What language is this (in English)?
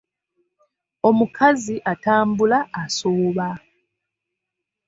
Ganda